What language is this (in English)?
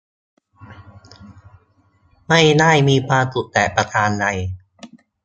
Thai